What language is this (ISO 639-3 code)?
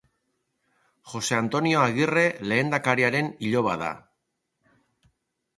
eus